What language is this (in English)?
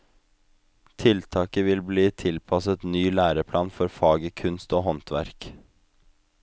Norwegian